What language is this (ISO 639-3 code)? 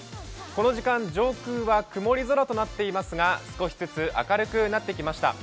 jpn